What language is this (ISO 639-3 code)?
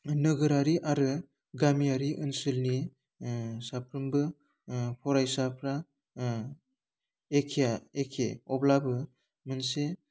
brx